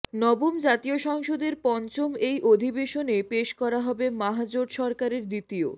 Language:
Bangla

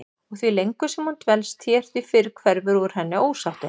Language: Icelandic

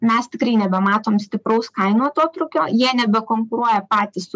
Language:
Lithuanian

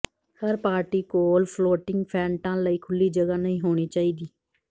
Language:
Punjabi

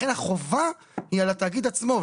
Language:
Hebrew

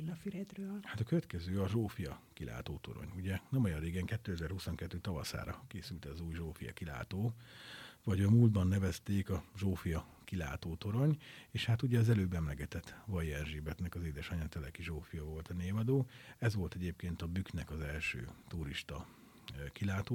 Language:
Hungarian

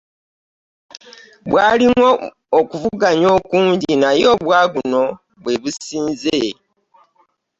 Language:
Ganda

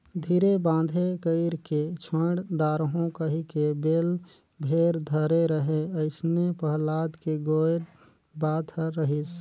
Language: Chhattisgarhi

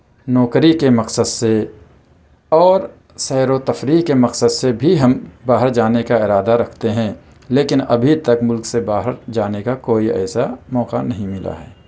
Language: Urdu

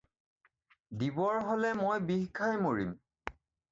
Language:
Assamese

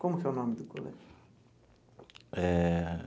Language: Portuguese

